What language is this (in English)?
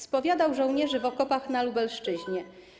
Polish